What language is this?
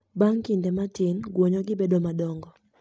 Luo (Kenya and Tanzania)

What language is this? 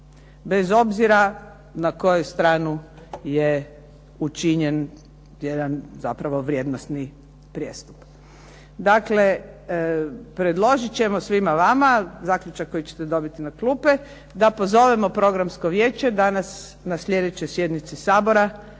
Croatian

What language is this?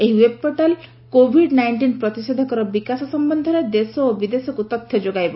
Odia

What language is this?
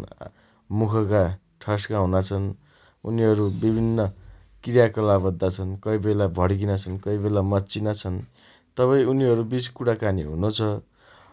Dotyali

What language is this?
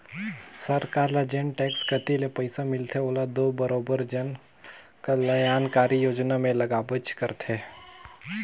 Chhattisgarhi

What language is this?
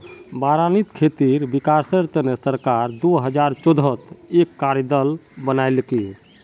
Magahi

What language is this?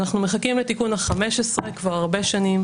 Hebrew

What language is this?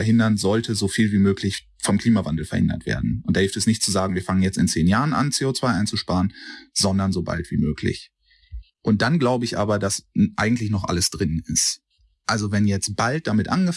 German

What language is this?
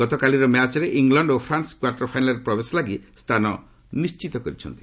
Odia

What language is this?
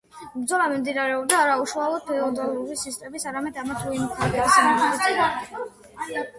Georgian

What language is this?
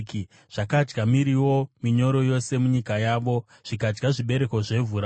Shona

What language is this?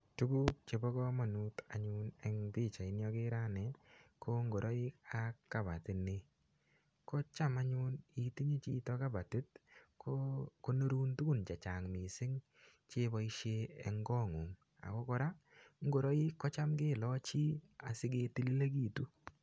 Kalenjin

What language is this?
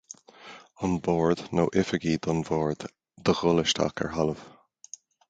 Irish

